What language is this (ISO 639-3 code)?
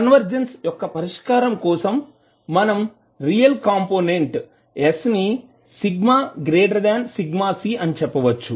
tel